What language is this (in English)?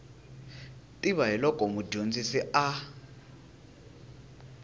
Tsonga